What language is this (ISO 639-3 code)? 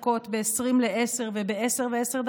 heb